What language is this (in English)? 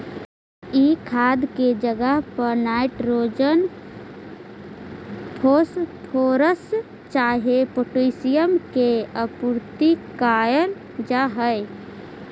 Magahi